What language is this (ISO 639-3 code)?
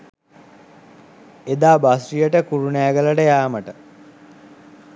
sin